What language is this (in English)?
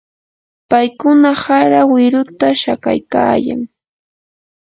Yanahuanca Pasco Quechua